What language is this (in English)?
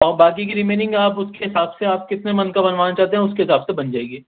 Urdu